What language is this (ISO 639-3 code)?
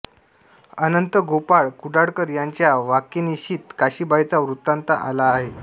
mar